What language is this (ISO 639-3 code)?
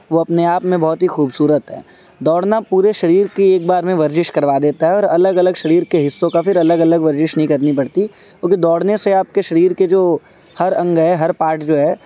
urd